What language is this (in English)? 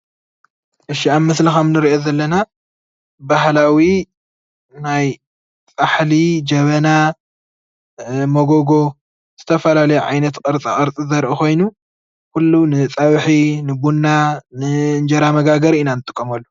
Tigrinya